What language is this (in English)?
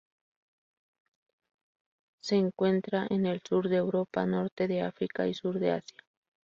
Spanish